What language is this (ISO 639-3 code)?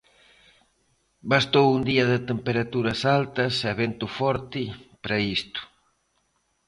glg